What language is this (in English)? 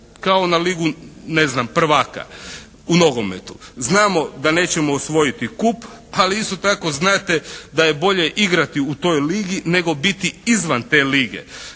Croatian